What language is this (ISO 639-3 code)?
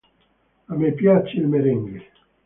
ita